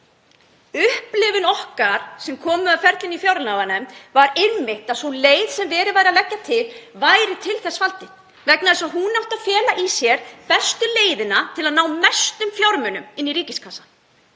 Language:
Icelandic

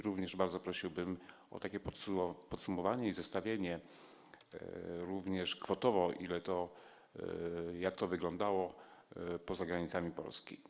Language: Polish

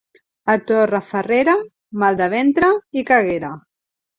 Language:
Catalan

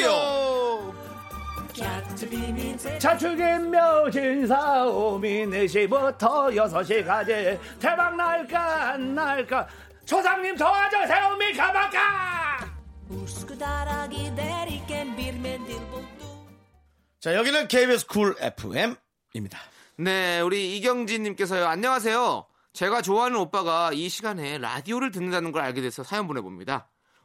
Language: Korean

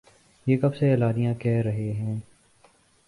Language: Urdu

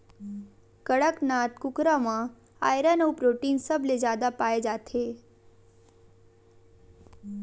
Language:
Chhattisgarhi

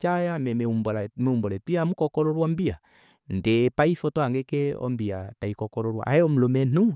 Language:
Kuanyama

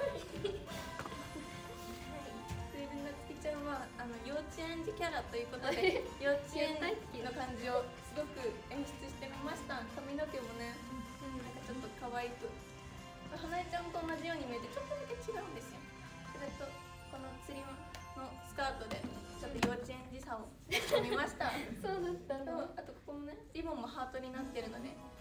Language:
Japanese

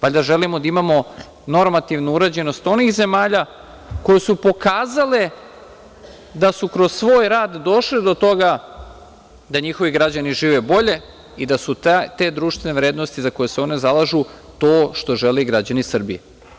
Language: Serbian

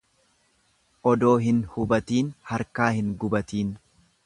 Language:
Oromo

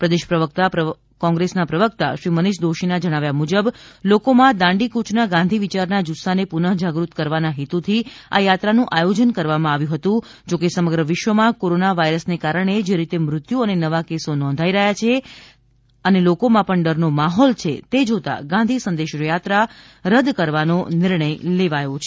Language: Gujarati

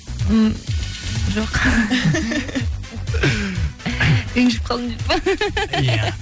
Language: Kazakh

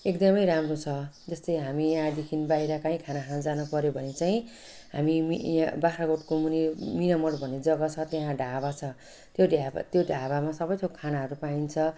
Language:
Nepali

